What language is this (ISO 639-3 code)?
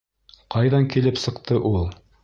bak